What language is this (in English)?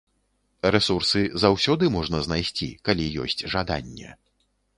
Belarusian